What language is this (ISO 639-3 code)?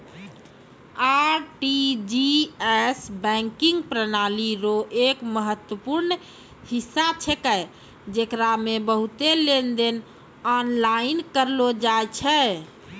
mai